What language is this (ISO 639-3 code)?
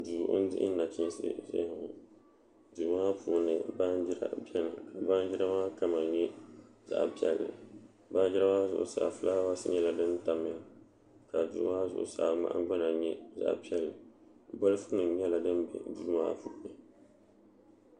dag